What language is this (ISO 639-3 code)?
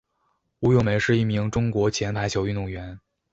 zho